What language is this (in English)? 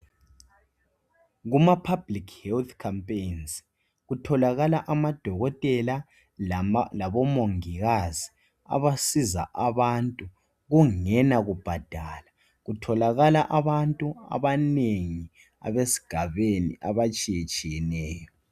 North Ndebele